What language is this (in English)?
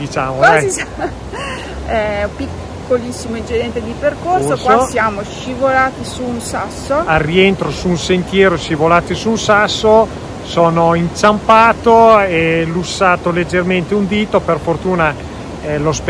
Italian